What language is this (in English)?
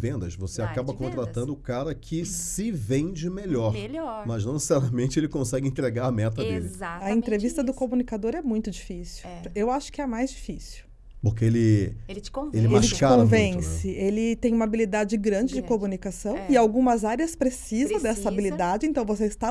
Portuguese